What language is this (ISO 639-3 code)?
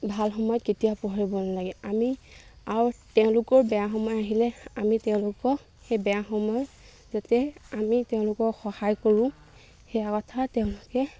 asm